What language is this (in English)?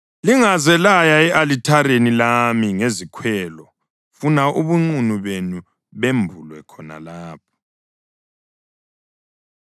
North Ndebele